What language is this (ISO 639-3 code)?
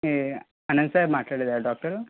tel